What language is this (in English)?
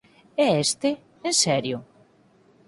Galician